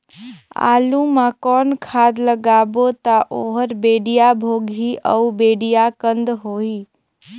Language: Chhattisgarhi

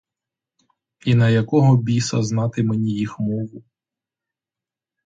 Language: Ukrainian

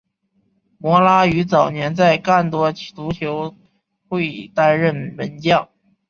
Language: Chinese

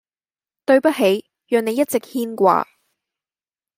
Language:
Cantonese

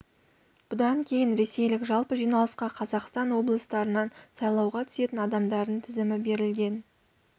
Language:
Kazakh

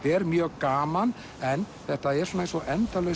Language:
Icelandic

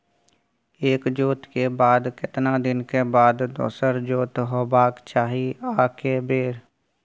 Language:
Maithili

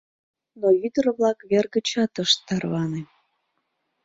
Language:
Mari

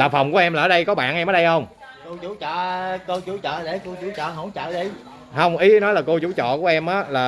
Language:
Vietnamese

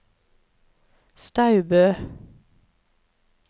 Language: Norwegian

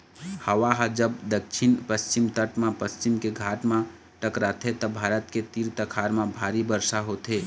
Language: Chhattisgarhi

